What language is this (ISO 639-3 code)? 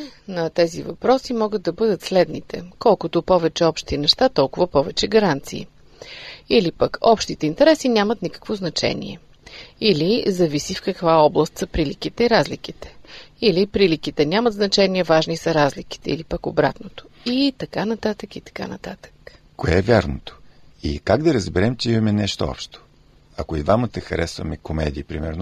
bul